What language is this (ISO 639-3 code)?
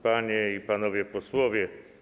pol